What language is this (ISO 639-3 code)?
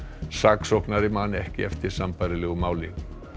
isl